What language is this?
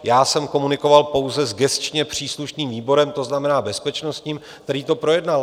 Czech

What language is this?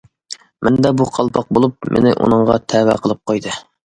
Uyghur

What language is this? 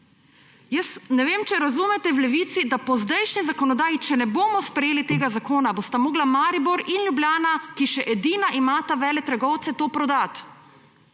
Slovenian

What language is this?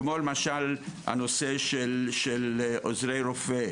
Hebrew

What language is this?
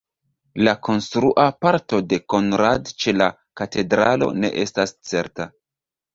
Esperanto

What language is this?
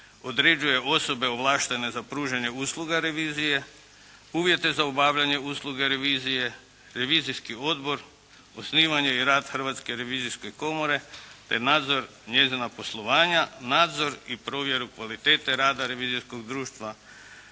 Croatian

